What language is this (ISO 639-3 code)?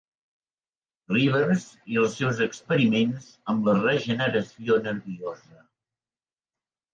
cat